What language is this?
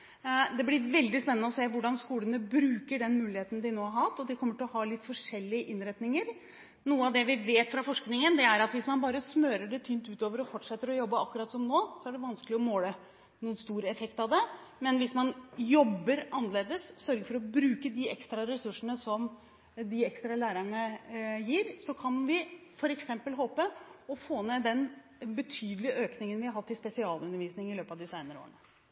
Norwegian Bokmål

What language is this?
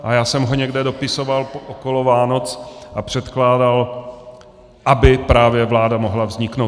Czech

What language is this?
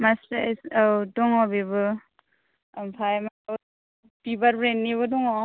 Bodo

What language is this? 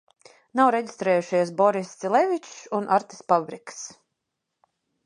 Latvian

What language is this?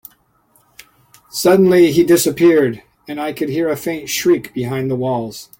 English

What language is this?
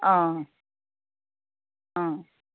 Assamese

